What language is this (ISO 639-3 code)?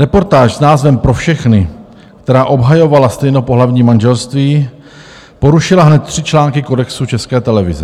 ces